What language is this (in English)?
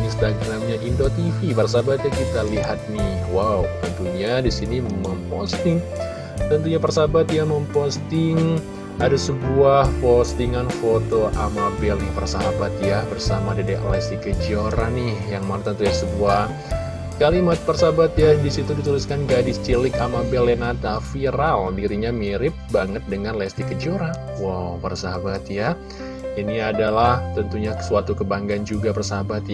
Indonesian